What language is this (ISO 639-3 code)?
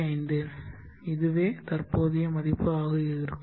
tam